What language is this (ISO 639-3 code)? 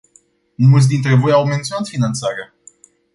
ron